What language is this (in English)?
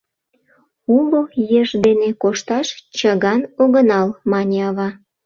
Mari